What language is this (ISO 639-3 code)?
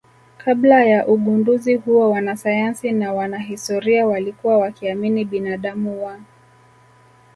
swa